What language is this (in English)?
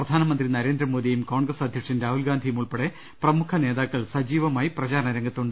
Malayalam